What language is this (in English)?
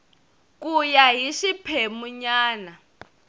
Tsonga